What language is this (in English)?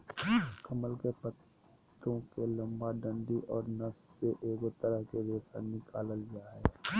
Magahi